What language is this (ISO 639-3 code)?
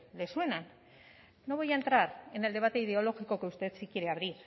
spa